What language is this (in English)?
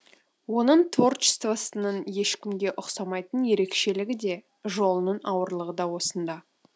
Kazakh